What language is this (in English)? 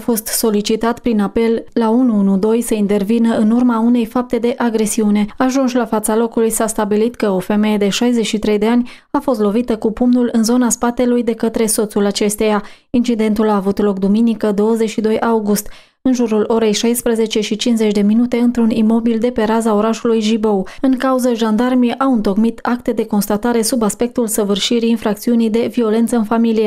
Romanian